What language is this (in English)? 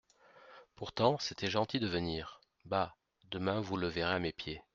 French